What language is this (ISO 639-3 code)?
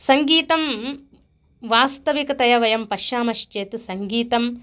san